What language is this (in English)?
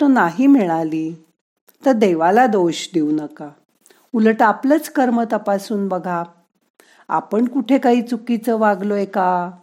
Marathi